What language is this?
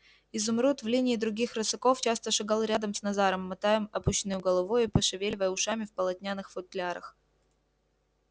Russian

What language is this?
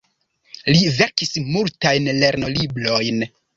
Esperanto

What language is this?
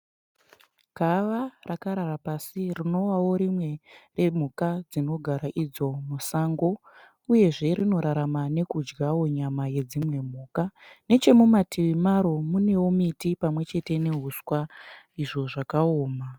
Shona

